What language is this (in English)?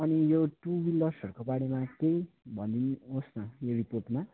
Nepali